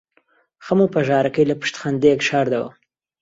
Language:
Central Kurdish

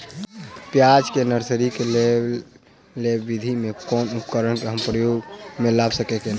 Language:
Maithili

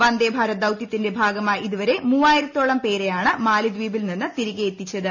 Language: Malayalam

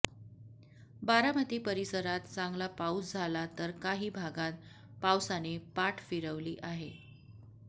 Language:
Marathi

